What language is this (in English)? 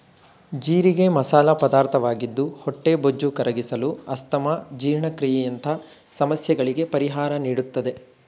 Kannada